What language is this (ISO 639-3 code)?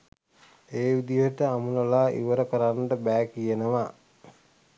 sin